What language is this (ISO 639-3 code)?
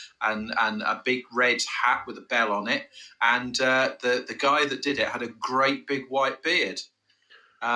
eng